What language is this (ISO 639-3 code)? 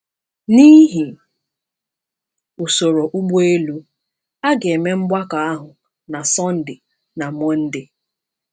ibo